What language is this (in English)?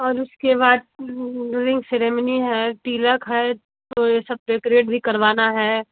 Hindi